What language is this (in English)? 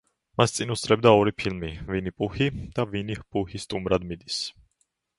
Georgian